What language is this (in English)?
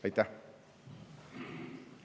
Estonian